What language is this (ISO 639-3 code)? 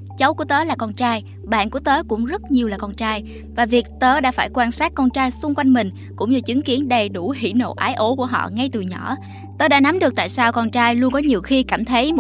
vie